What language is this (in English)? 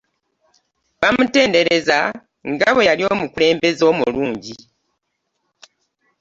Ganda